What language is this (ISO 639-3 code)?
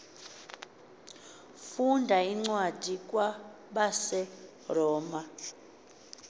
xho